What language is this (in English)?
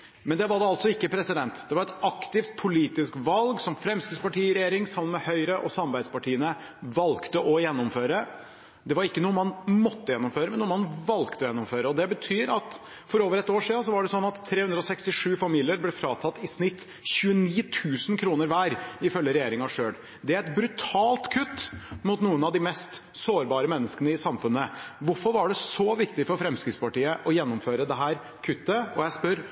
Norwegian Bokmål